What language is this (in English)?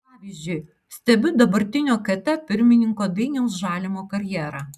Lithuanian